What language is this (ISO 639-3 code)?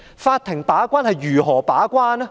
yue